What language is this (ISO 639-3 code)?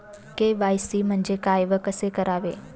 mar